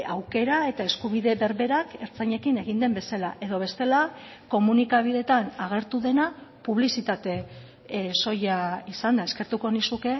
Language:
Basque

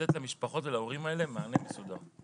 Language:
Hebrew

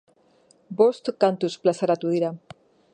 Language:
Basque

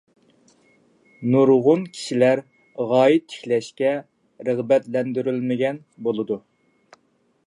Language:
Uyghur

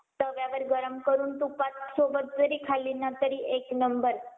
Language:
Marathi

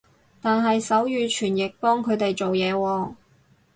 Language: Cantonese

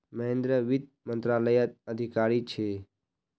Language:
Magahi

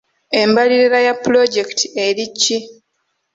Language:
Ganda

